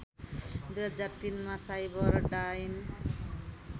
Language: Nepali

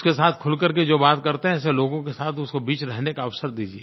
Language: Hindi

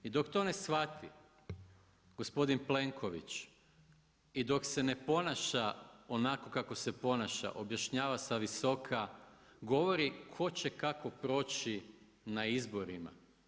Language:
Croatian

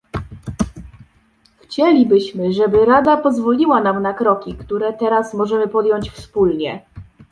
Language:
Polish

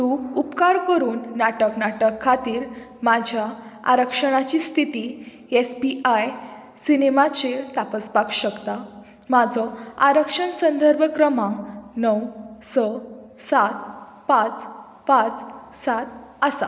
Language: Konkani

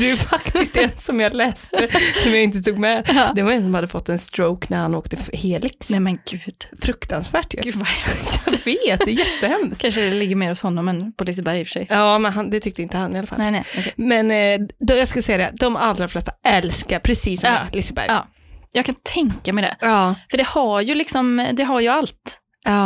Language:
Swedish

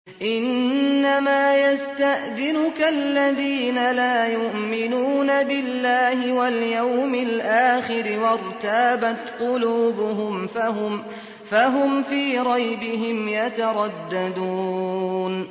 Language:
Arabic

